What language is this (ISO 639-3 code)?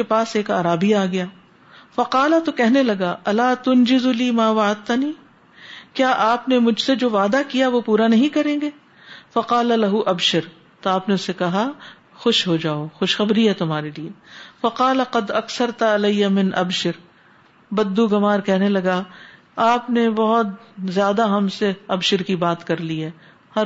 urd